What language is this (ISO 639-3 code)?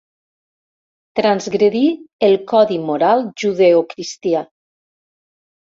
cat